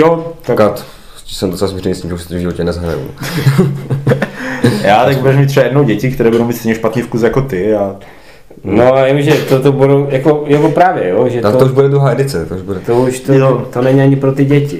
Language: Czech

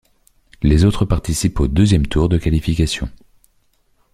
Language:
French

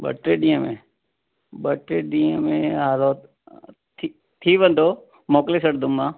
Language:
Sindhi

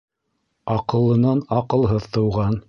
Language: Bashkir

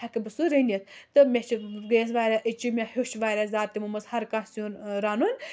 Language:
Kashmiri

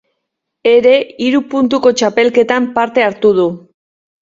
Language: Basque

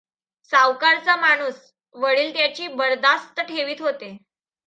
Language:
Marathi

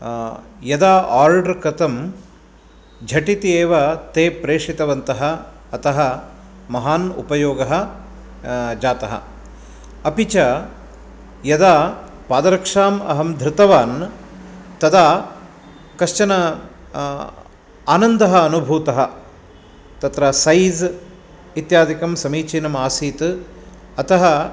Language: Sanskrit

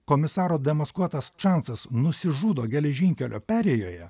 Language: Lithuanian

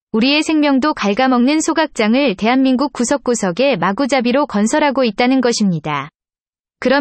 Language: Korean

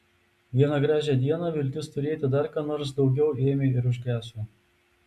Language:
Lithuanian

